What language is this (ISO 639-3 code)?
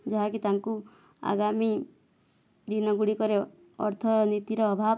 ori